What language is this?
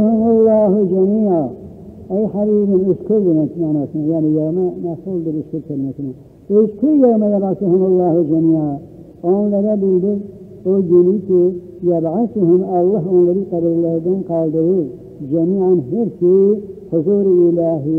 Turkish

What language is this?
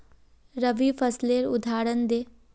Magahi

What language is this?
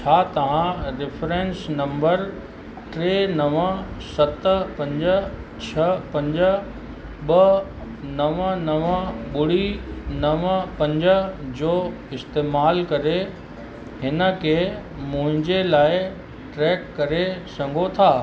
Sindhi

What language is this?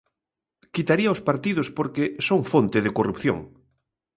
Galician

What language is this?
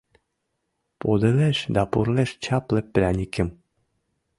Mari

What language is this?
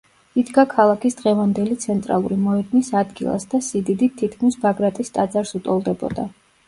Georgian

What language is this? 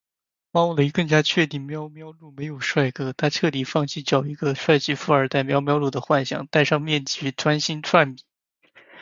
Chinese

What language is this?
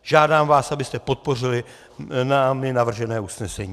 Czech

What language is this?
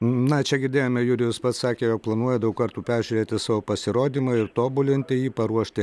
Lithuanian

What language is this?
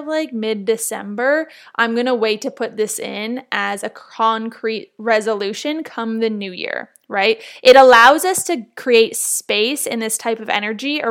English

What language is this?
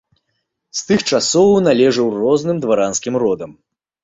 Belarusian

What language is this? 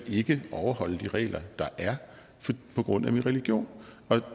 Danish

